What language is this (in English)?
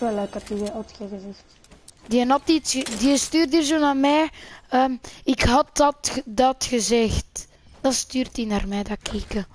Dutch